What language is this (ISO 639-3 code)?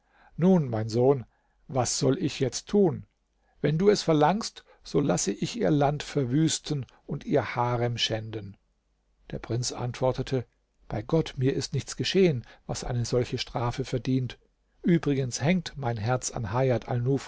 deu